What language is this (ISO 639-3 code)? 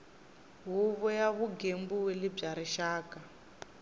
tso